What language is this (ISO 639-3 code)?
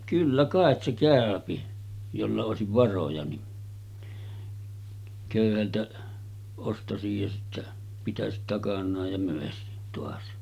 fin